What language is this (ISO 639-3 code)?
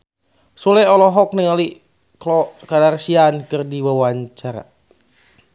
sun